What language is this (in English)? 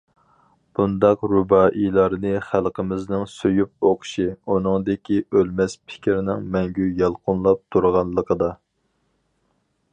Uyghur